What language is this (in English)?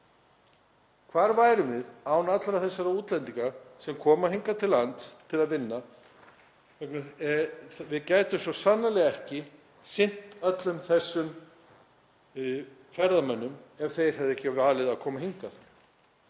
Icelandic